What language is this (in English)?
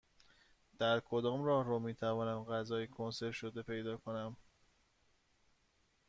Persian